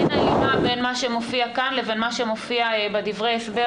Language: Hebrew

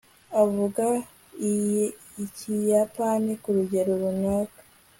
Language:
Kinyarwanda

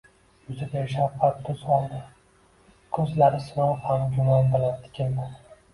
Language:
Uzbek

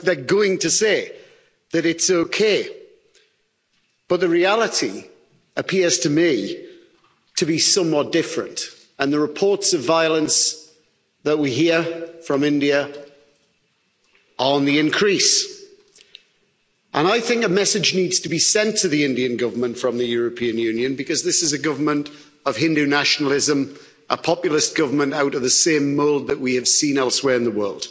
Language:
English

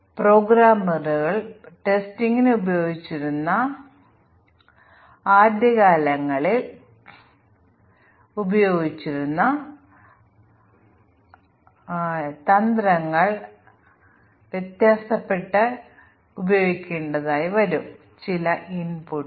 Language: Malayalam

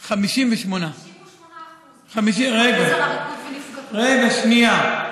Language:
Hebrew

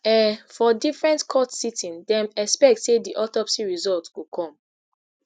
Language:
Nigerian Pidgin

